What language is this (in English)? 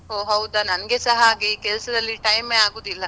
Kannada